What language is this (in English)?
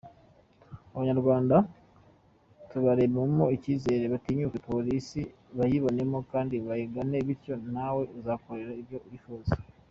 Kinyarwanda